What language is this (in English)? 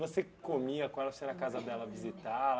Portuguese